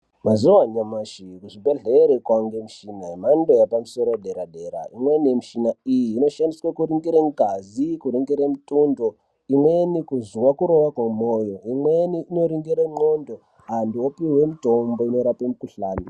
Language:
Ndau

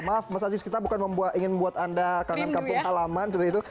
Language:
Indonesian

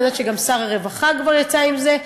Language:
Hebrew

